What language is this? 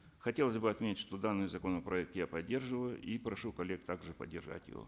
Kazakh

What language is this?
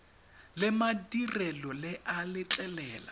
Tswana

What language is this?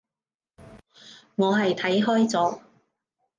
Cantonese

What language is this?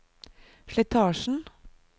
Norwegian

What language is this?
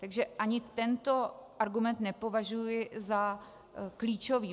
Czech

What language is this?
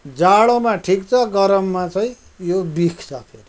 Nepali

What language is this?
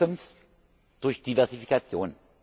German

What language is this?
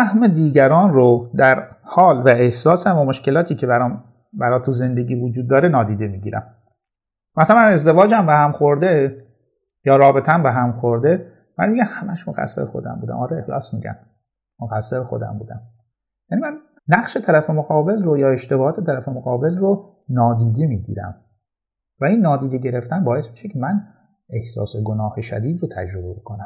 Persian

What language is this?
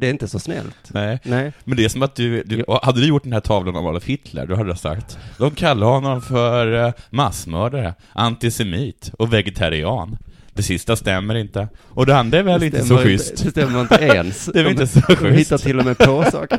Swedish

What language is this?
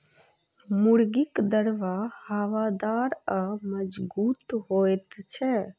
Maithili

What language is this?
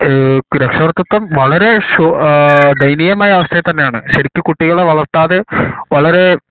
Malayalam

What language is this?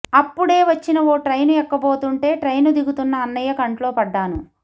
Telugu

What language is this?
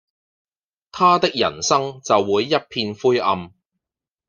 Cantonese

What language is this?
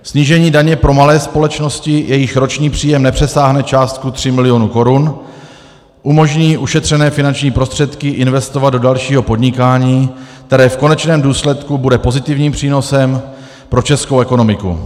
Czech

